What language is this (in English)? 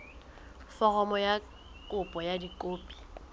Southern Sotho